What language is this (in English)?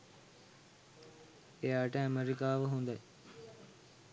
Sinhala